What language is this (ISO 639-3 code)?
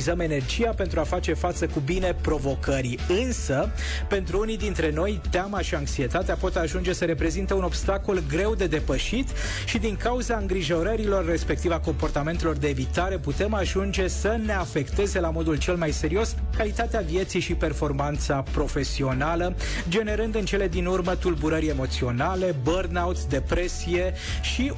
ron